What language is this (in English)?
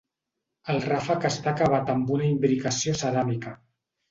Catalan